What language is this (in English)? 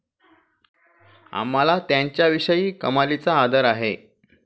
Marathi